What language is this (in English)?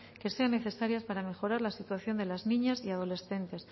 Spanish